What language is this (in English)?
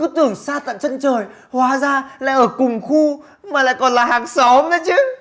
Vietnamese